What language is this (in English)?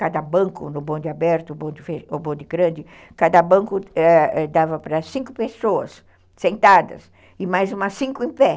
Portuguese